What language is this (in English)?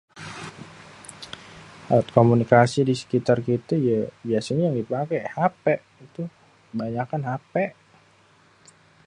Betawi